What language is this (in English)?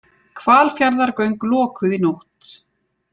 Icelandic